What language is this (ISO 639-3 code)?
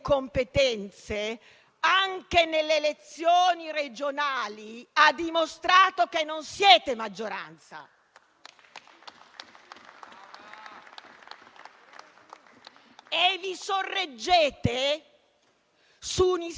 ita